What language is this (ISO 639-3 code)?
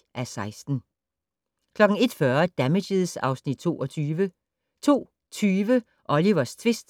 dan